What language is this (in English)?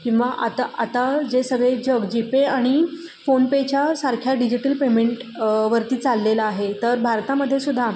Marathi